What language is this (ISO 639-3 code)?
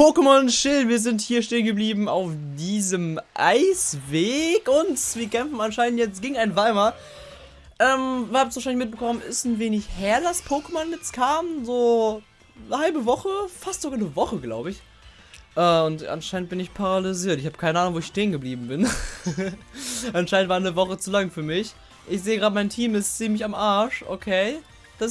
deu